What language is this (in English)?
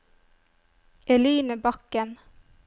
Norwegian